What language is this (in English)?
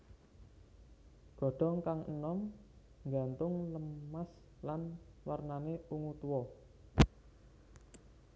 Javanese